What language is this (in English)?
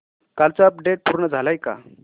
Marathi